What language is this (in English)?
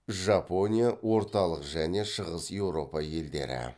Kazakh